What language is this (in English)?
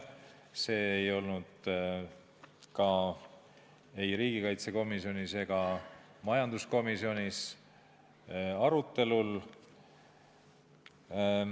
Estonian